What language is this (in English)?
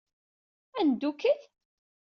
Kabyle